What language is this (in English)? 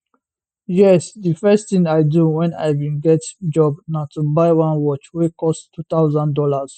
Nigerian Pidgin